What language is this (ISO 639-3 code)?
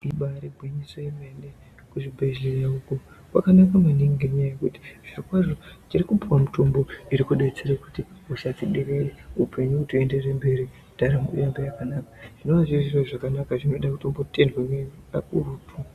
ndc